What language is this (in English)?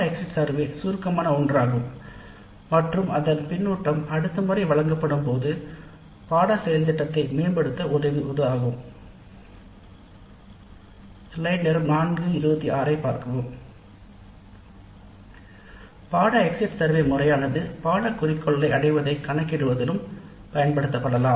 Tamil